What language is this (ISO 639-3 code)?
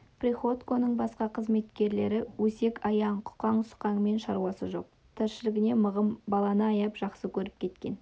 kaz